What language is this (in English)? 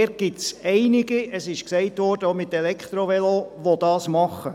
Swiss German